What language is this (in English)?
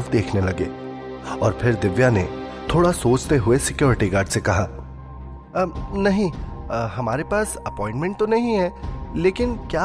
Hindi